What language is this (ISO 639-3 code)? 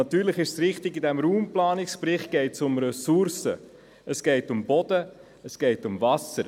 gsw